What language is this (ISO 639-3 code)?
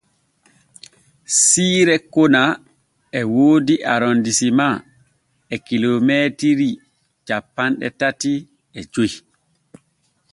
fue